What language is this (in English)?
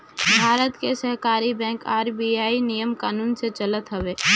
Bhojpuri